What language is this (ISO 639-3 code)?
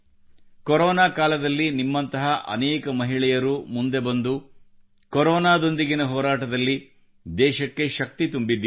kan